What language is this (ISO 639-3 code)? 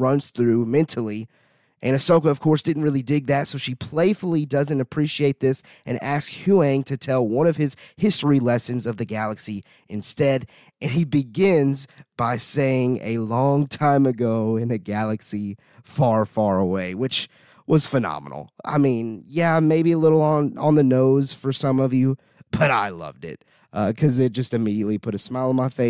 eng